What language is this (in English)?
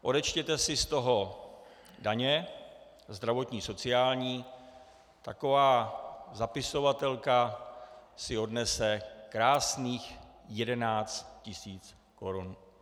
Czech